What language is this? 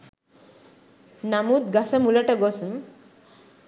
Sinhala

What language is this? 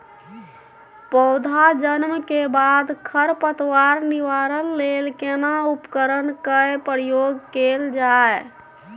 Maithili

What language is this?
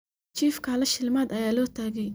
Somali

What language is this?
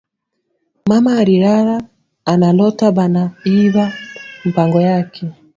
Swahili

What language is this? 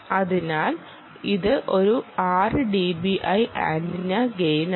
Malayalam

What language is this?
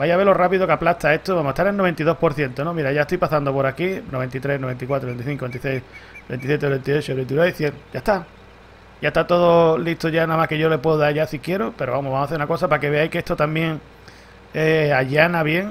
Spanish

